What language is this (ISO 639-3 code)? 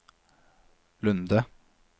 nor